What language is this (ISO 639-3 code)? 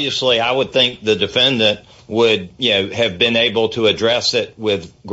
eng